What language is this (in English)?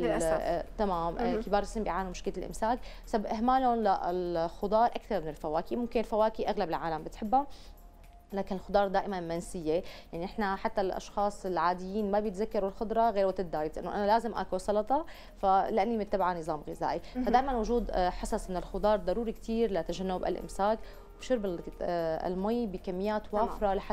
Arabic